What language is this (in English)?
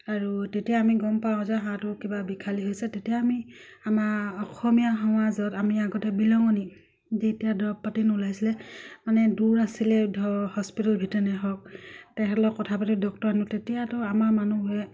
Assamese